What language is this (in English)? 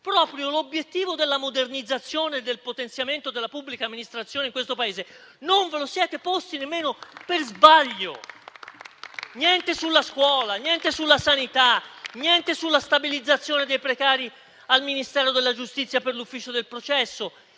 Italian